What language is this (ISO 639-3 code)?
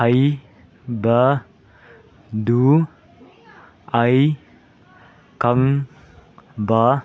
mni